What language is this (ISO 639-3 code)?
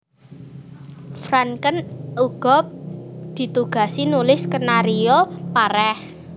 jav